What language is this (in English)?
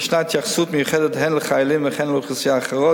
Hebrew